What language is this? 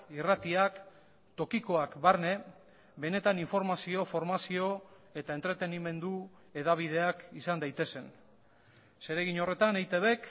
Basque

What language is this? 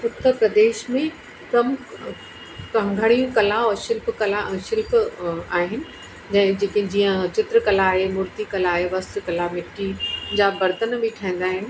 Sindhi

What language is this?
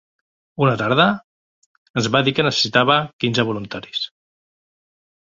Catalan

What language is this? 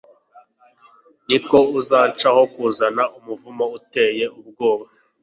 Kinyarwanda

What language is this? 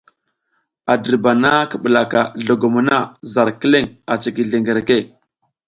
South Giziga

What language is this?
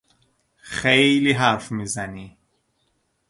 Persian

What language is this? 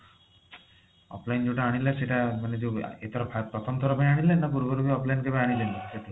Odia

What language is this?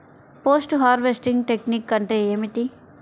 Telugu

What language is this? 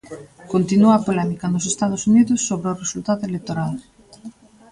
Galician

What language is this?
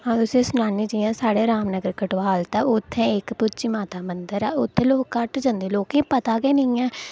Dogri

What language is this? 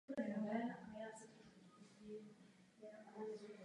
Czech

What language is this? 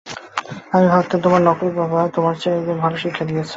Bangla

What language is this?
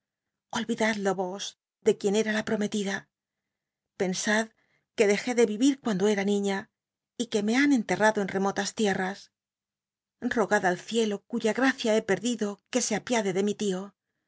Spanish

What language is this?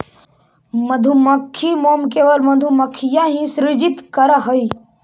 Magahi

